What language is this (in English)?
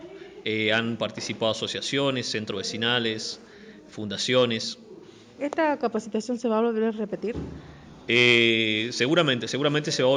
Spanish